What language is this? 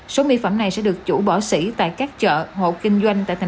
Vietnamese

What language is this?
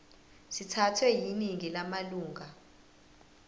Zulu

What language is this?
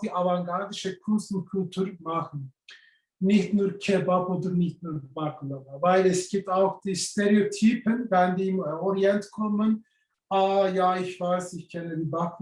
German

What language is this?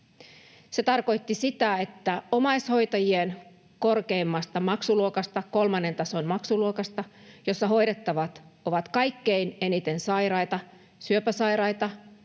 Finnish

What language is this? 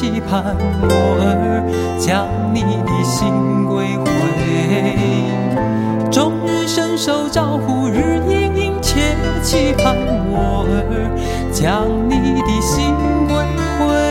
Chinese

